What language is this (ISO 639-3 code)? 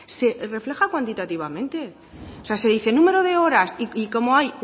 spa